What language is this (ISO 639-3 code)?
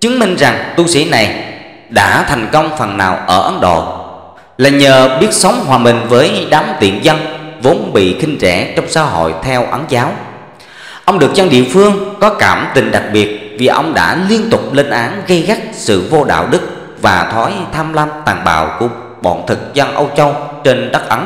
vie